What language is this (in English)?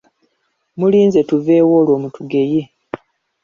Ganda